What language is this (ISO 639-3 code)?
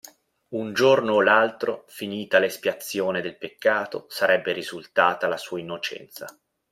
ita